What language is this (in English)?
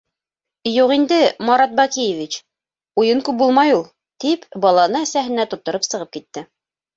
Bashkir